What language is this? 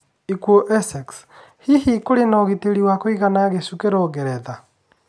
Kikuyu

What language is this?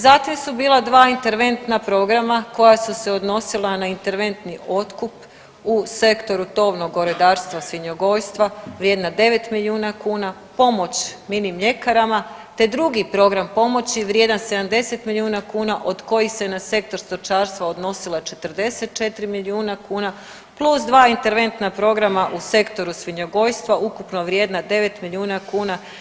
Croatian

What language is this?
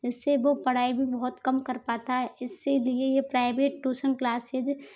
Hindi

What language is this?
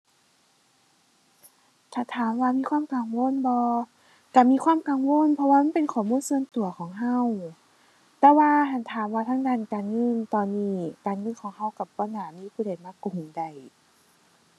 Thai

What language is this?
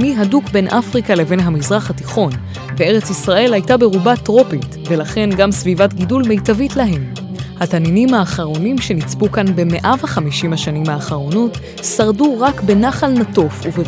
Hebrew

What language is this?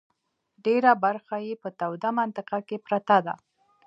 Pashto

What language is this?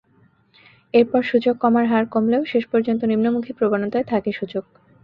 Bangla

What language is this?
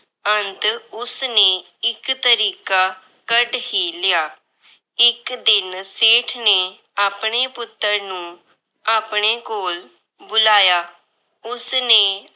Punjabi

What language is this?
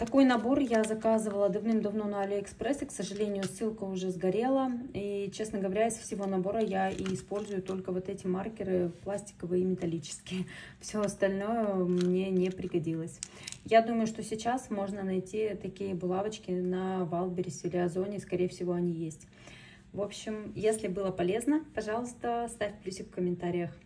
Russian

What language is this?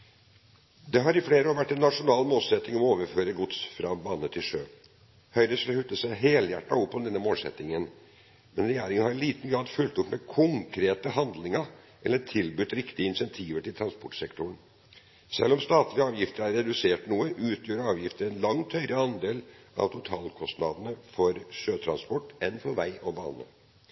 Norwegian Bokmål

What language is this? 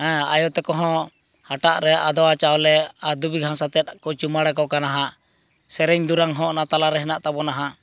Santali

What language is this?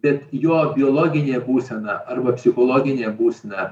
Lithuanian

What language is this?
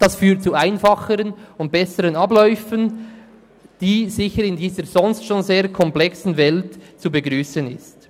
Swiss German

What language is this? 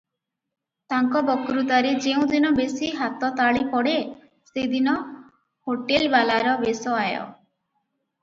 Odia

